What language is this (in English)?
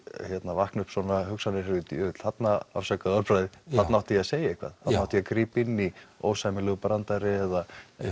Icelandic